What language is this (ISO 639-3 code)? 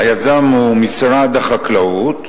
heb